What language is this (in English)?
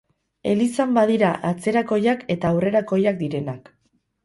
Basque